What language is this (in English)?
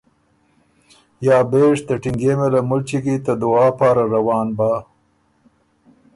Ormuri